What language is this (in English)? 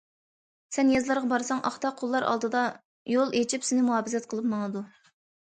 Uyghur